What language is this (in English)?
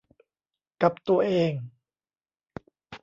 Thai